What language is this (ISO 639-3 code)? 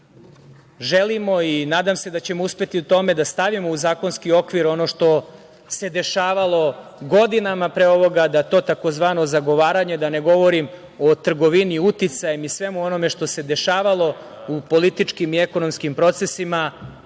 srp